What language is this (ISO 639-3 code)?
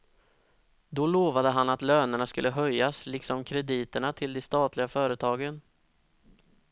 swe